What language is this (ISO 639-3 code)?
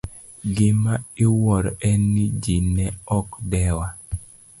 luo